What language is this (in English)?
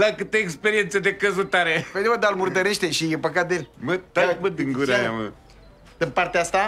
Romanian